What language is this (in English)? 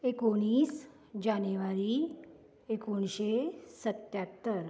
Konkani